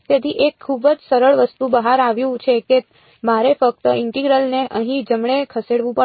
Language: Gujarati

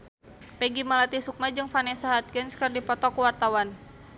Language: Sundanese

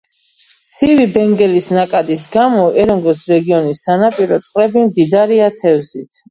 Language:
Georgian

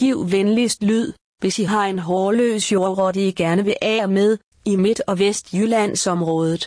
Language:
Danish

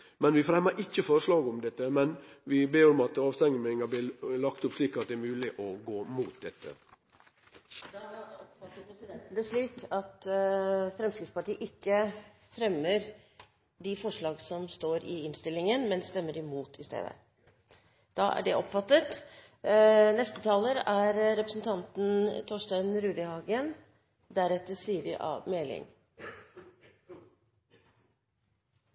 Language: Norwegian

